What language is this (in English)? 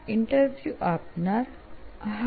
Gujarati